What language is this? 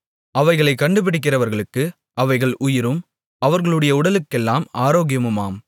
Tamil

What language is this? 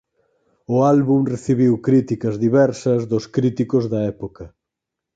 Galician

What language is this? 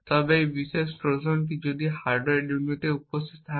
Bangla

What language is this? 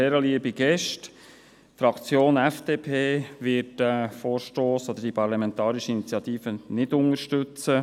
Swiss German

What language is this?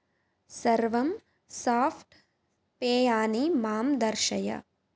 Sanskrit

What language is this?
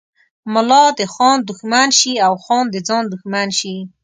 Pashto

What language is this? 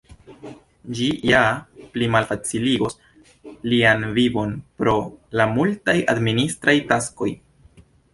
Esperanto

